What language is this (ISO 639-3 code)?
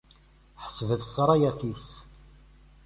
kab